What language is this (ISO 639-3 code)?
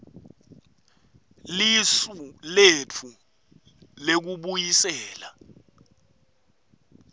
ssw